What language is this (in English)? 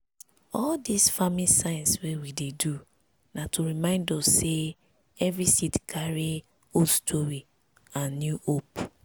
Nigerian Pidgin